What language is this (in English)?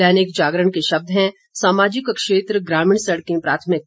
Hindi